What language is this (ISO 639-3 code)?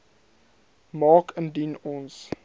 afr